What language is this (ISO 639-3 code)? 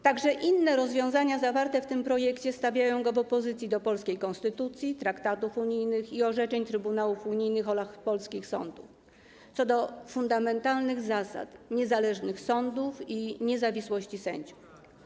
pol